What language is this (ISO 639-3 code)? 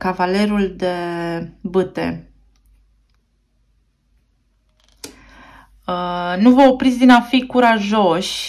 ron